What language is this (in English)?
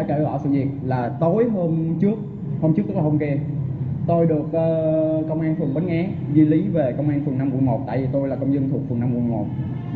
Vietnamese